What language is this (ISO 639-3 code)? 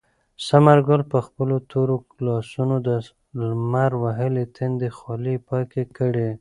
pus